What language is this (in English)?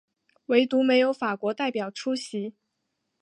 Chinese